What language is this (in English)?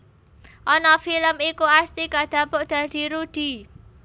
Javanese